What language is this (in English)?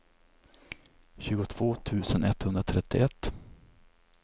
Swedish